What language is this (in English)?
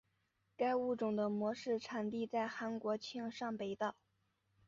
Chinese